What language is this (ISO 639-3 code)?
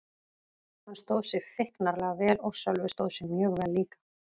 isl